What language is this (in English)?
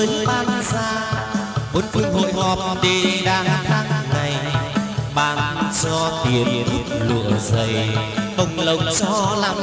Vietnamese